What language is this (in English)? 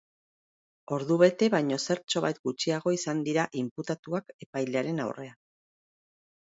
Basque